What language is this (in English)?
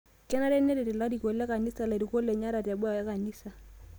Masai